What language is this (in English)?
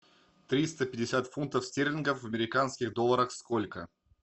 Russian